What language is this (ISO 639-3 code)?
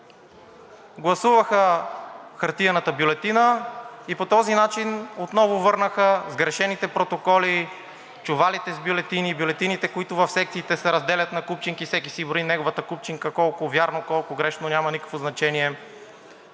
bul